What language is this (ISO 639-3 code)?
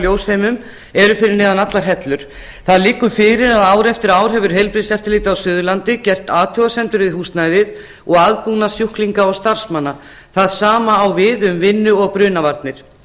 isl